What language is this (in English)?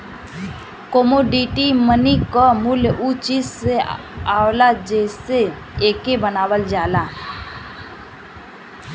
Bhojpuri